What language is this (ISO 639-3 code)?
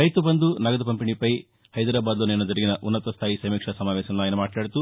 tel